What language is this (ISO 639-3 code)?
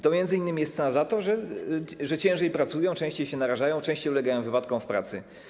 pol